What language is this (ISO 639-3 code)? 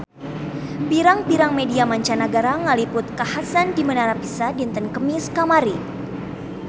sun